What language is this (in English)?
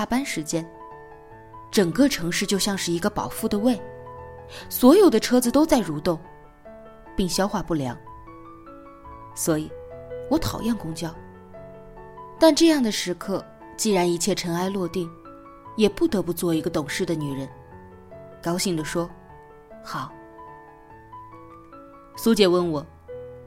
Chinese